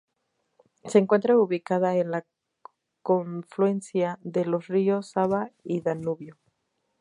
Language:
Spanish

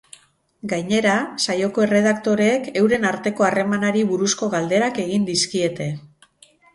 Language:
Basque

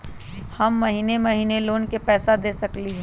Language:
Magahi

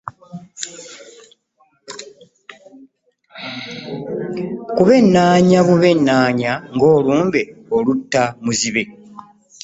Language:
Ganda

